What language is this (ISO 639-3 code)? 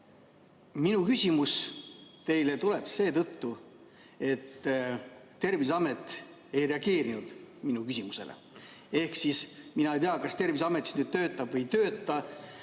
est